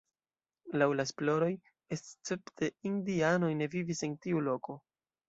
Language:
Esperanto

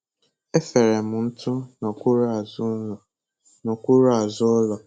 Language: Igbo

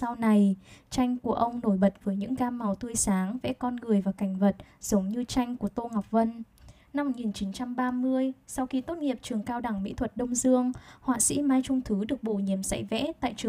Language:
Vietnamese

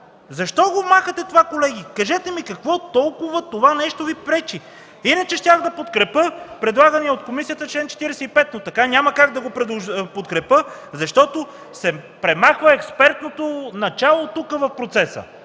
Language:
Bulgarian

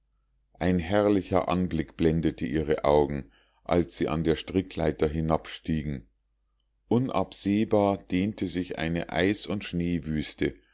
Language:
German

